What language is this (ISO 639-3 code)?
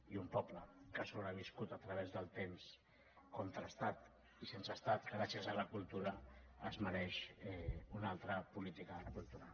cat